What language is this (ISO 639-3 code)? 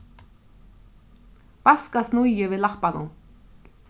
fao